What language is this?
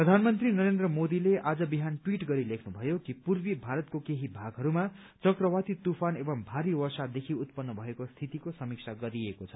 Nepali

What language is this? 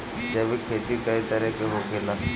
Bhojpuri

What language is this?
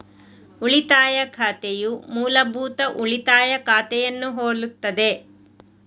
Kannada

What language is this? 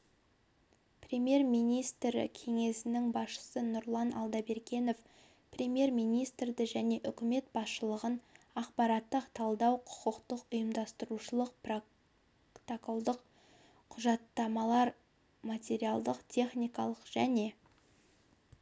Kazakh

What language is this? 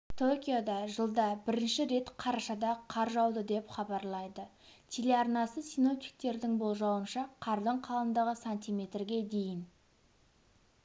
Kazakh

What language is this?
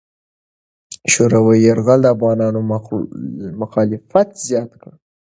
Pashto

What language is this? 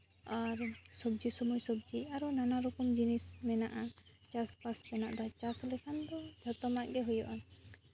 Santali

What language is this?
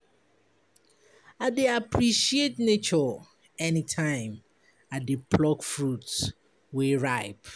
Nigerian Pidgin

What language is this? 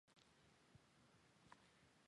Chinese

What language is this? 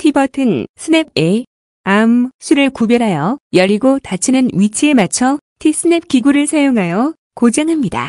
Korean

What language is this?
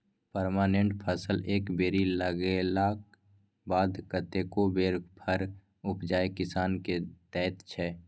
Maithili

